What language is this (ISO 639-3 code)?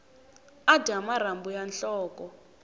tso